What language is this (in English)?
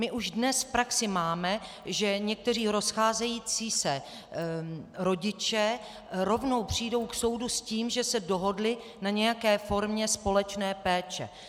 Czech